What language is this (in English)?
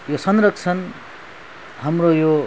Nepali